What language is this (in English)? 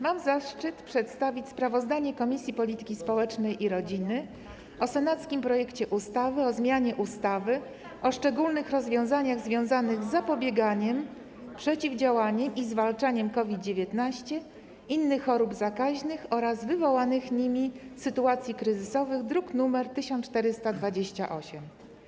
Polish